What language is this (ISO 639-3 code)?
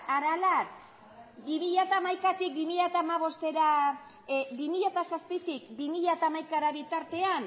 eus